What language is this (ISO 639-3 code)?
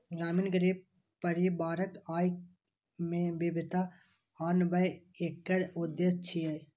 mai